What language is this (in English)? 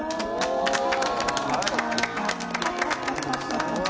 Japanese